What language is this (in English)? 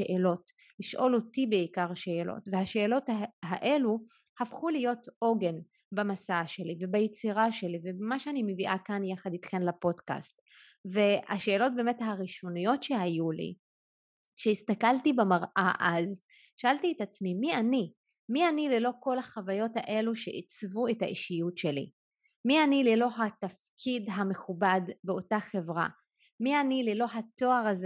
Hebrew